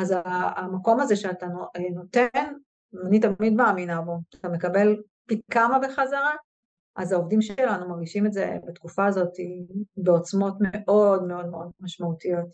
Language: Hebrew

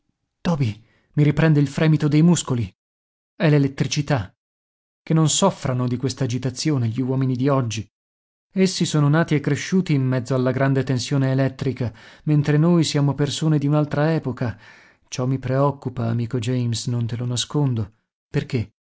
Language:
Italian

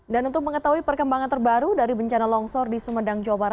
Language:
Indonesian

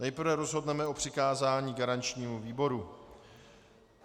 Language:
Czech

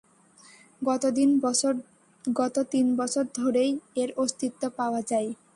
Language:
Bangla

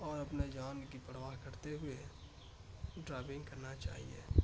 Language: Urdu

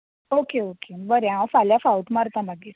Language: Konkani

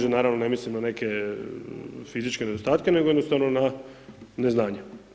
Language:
Croatian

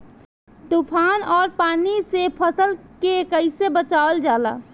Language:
Bhojpuri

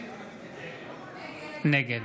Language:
Hebrew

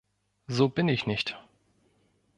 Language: German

